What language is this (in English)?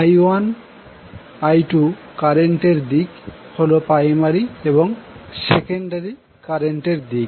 Bangla